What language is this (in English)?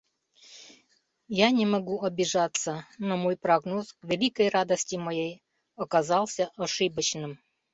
Mari